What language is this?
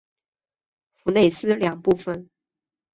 Chinese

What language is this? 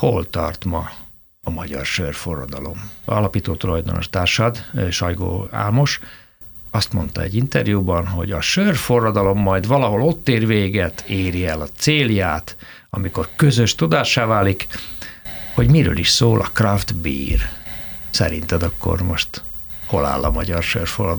Hungarian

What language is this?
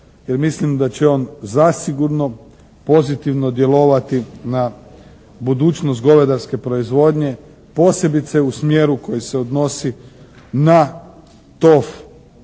Croatian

